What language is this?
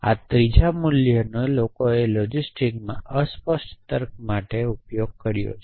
Gujarati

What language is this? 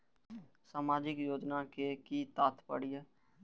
Maithili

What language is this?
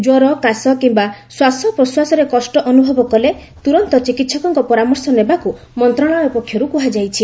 Odia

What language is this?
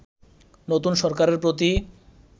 Bangla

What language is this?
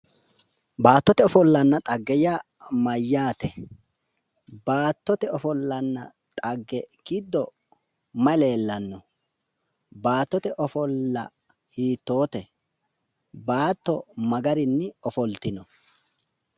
Sidamo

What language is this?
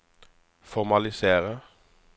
Norwegian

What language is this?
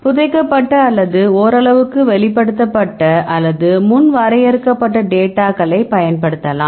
Tamil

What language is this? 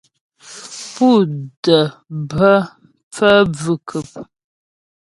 Ghomala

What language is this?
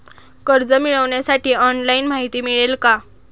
Marathi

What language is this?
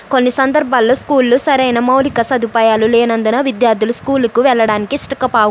Telugu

